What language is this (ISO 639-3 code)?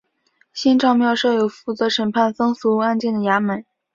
zho